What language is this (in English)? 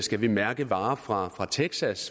Danish